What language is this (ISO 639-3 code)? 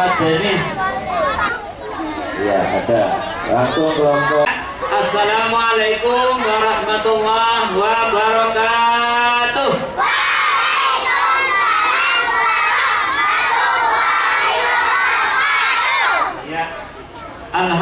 ind